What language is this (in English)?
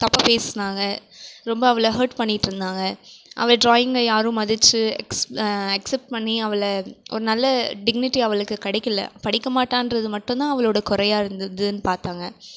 Tamil